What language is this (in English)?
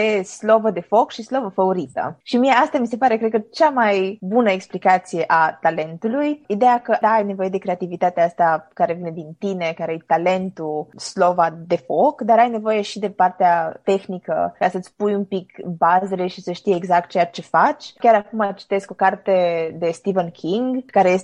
Romanian